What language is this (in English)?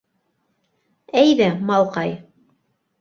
Bashkir